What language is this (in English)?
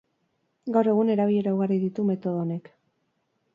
Basque